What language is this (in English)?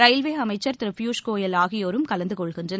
Tamil